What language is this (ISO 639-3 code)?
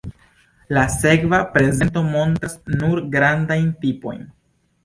epo